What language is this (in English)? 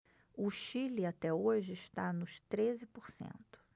Portuguese